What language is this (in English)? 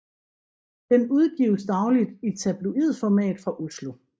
Danish